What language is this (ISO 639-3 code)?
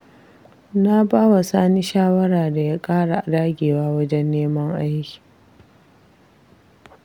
hau